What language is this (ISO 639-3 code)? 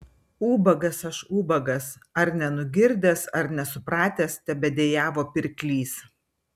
lit